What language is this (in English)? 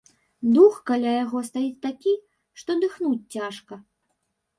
Belarusian